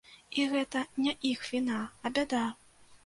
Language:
Belarusian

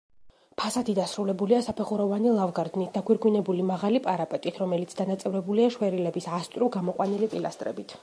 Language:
Georgian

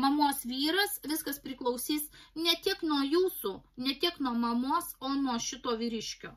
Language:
Lithuanian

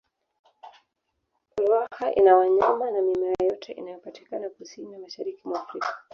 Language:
Swahili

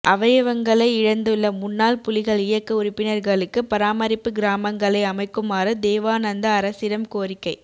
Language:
Tamil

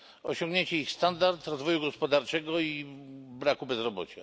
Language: Polish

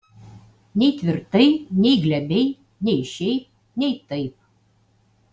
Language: Lithuanian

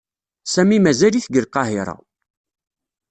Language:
Kabyle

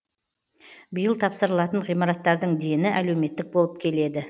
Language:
Kazakh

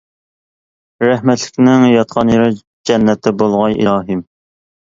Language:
Uyghur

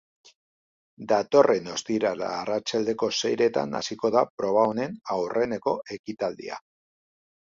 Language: Basque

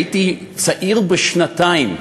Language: Hebrew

